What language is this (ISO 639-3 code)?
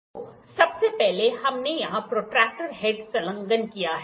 hin